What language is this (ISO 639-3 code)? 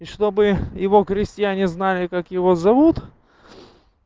rus